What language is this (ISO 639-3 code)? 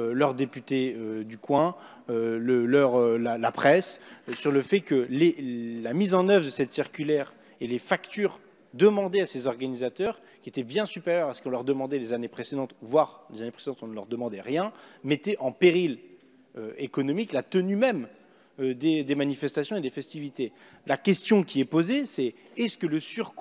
fra